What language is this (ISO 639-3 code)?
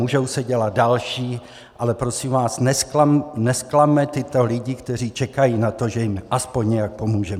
ces